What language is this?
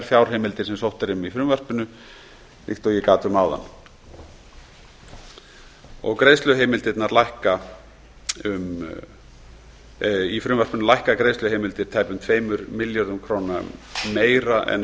Icelandic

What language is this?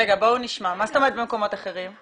Hebrew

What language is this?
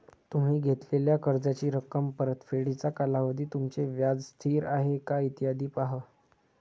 Marathi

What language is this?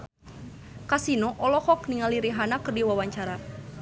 Sundanese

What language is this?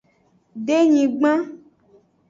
Aja (Benin)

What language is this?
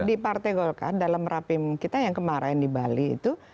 Indonesian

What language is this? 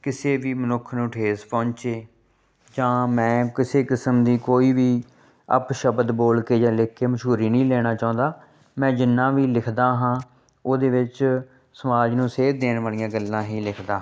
Punjabi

